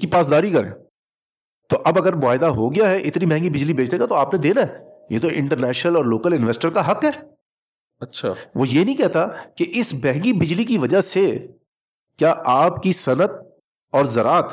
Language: Urdu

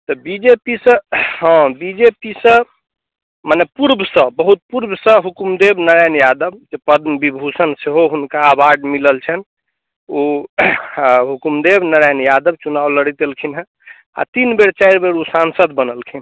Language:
Maithili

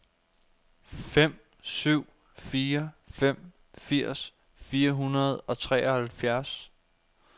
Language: Danish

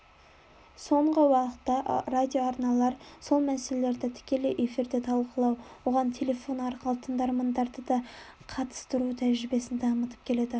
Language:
Kazakh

